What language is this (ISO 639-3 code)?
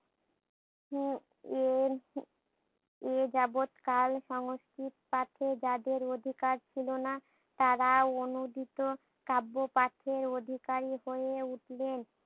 ben